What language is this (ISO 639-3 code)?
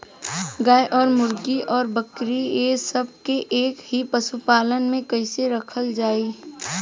bho